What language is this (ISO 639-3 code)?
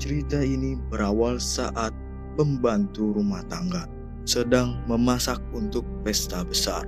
ind